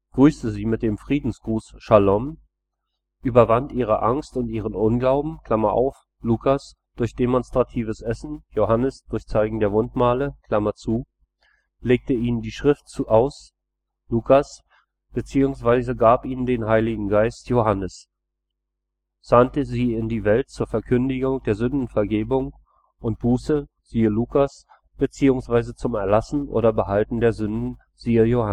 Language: German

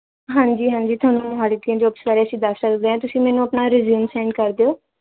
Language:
Punjabi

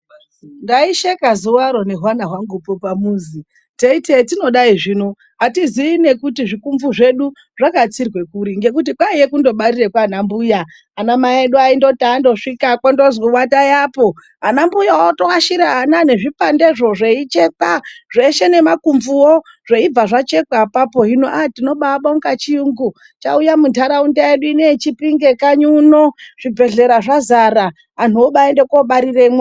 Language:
Ndau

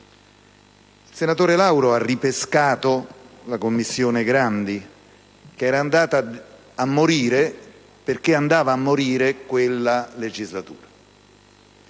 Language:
Italian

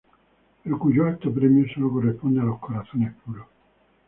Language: Spanish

